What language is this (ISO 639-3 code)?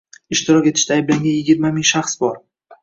uzb